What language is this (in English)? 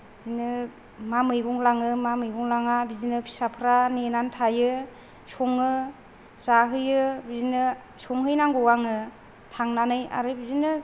Bodo